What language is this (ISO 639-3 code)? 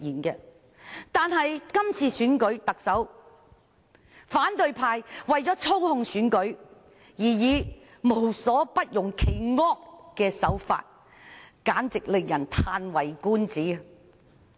yue